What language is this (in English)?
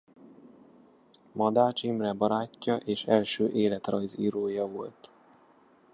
Hungarian